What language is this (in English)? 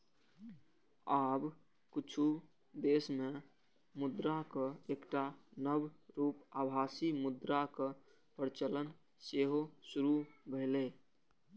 Maithili